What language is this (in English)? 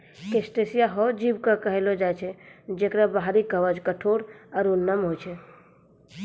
Maithili